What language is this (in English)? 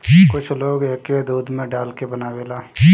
Bhojpuri